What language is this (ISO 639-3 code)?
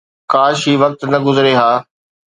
snd